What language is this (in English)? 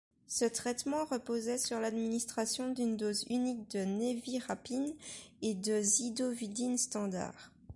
French